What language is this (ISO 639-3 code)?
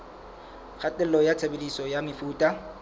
sot